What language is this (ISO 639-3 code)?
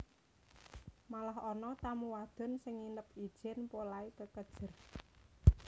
jav